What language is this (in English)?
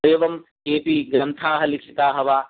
Sanskrit